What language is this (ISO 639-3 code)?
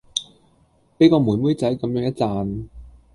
yue